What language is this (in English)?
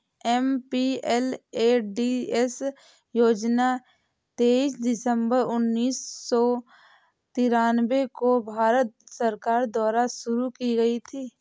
Hindi